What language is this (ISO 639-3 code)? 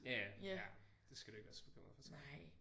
dan